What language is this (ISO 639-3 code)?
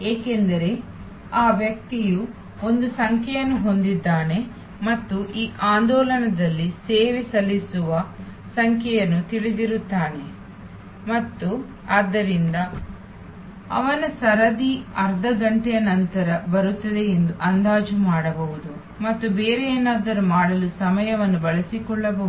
kan